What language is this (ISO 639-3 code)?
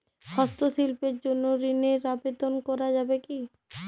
ben